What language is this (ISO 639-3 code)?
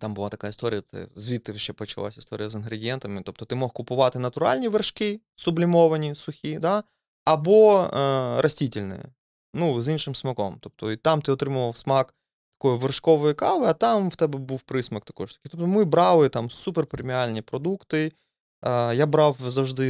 ukr